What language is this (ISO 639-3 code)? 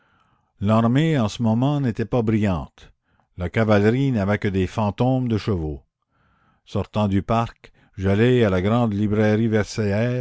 fra